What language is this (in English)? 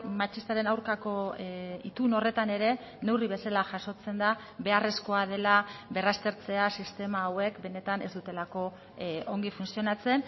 Basque